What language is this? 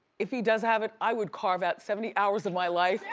English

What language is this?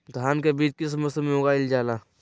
Magahi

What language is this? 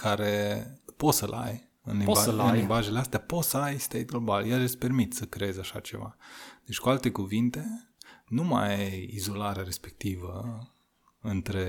Romanian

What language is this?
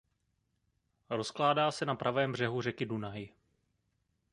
Czech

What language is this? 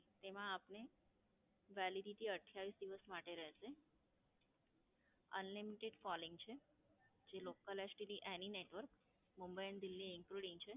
Gujarati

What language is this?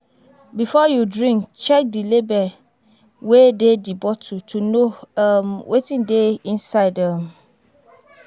Nigerian Pidgin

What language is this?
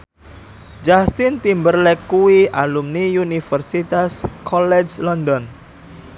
Javanese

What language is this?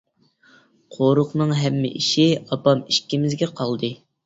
Uyghur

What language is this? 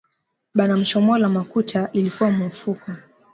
Swahili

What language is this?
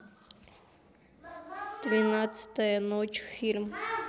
Russian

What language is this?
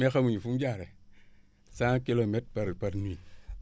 Wolof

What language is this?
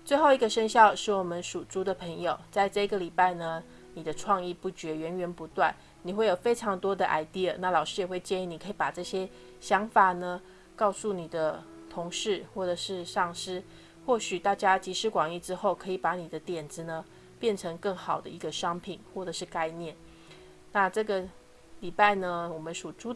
Chinese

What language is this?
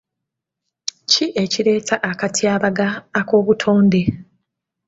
Ganda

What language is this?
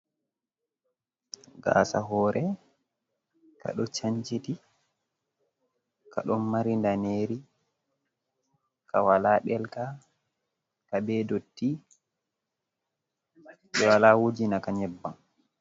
Fula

